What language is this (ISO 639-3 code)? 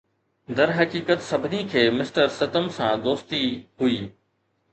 snd